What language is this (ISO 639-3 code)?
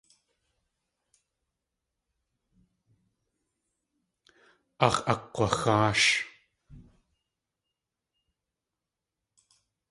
tli